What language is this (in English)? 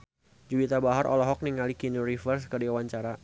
Sundanese